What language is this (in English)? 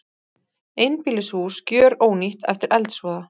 Icelandic